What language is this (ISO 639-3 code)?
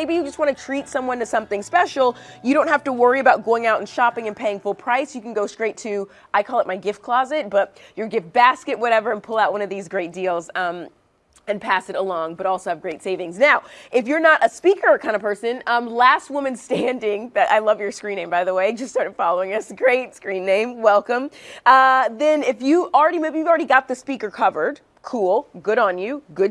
eng